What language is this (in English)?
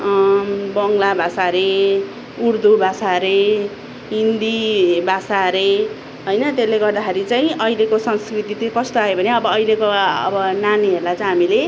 Nepali